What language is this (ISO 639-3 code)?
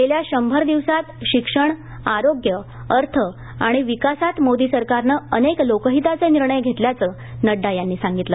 mar